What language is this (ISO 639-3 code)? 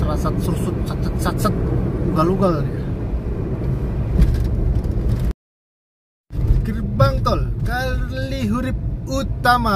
ind